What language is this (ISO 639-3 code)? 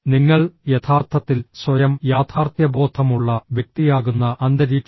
mal